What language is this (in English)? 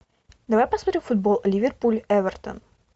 Russian